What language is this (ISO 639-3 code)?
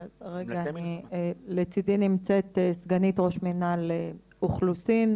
heb